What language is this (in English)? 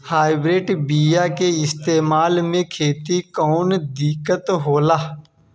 Bhojpuri